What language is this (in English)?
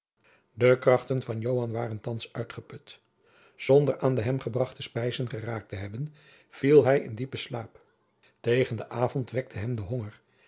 Dutch